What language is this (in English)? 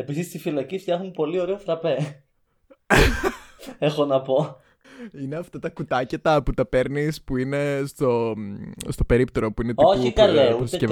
Greek